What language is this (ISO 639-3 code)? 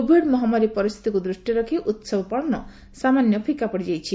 ori